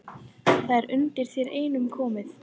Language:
Icelandic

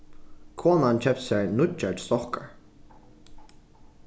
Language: Faroese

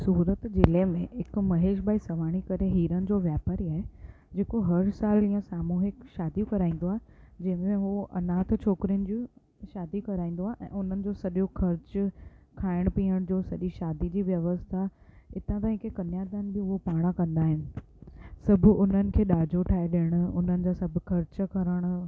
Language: Sindhi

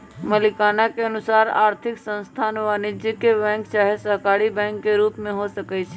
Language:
Magahi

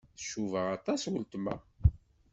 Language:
Kabyle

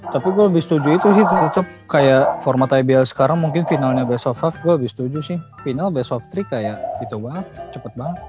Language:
Indonesian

